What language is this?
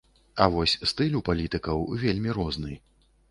Belarusian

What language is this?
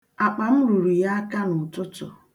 Igbo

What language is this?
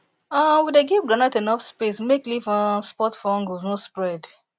Nigerian Pidgin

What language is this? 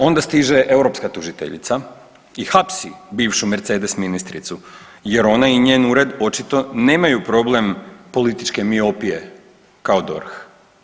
Croatian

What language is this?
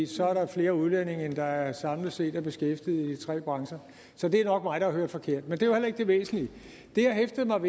Danish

